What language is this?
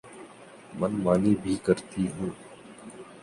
Urdu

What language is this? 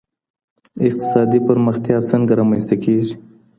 Pashto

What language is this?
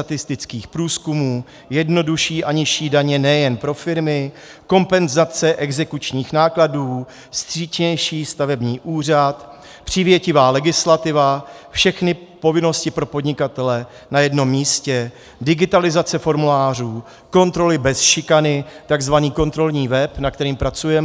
Czech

